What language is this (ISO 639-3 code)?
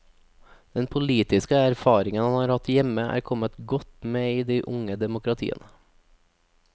nor